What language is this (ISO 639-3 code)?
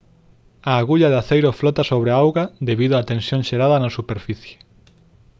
glg